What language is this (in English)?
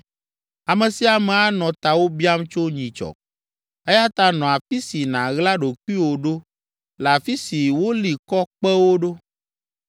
Ewe